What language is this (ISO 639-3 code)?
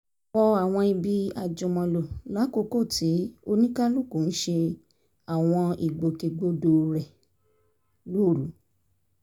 yor